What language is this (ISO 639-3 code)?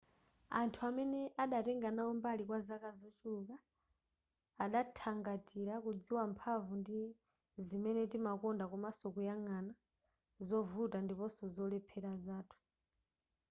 nya